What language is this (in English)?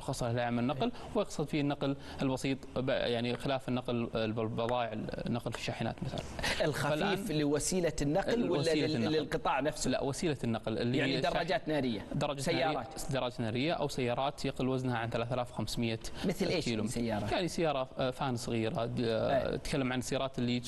Arabic